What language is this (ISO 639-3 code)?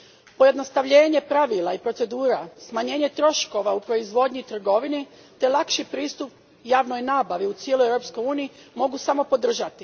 hrv